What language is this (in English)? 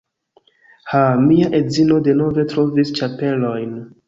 Esperanto